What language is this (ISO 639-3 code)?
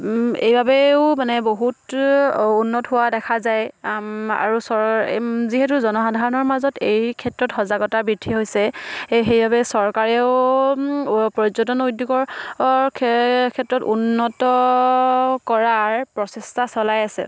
asm